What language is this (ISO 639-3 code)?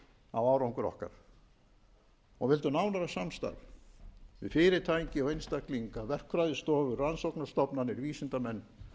isl